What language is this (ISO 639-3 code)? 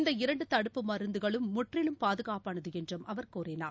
tam